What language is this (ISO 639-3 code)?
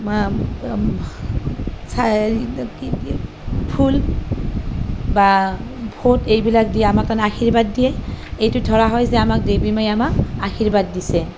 asm